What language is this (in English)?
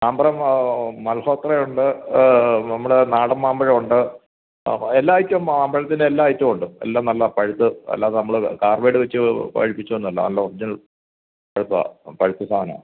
Malayalam